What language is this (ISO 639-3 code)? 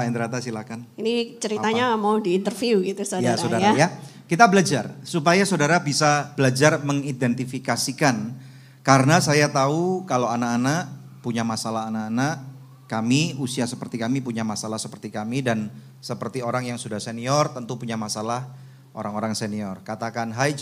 ind